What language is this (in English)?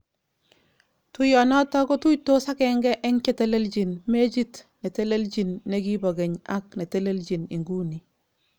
Kalenjin